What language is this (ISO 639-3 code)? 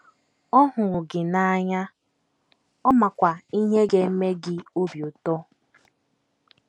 ibo